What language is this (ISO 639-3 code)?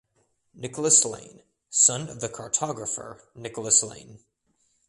eng